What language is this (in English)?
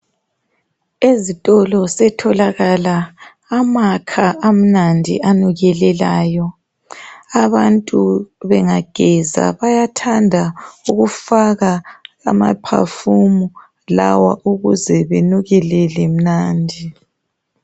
North Ndebele